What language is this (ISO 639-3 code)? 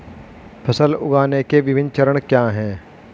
hin